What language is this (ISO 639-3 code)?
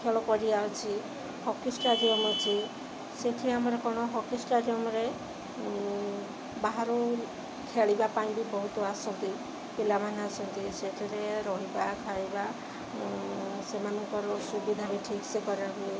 ori